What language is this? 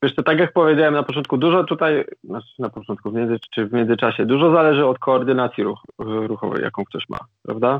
Polish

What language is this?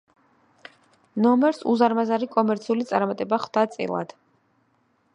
Georgian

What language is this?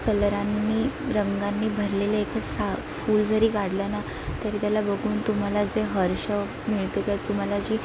Marathi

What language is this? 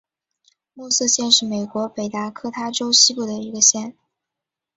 Chinese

